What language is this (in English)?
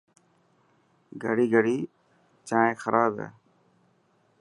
Dhatki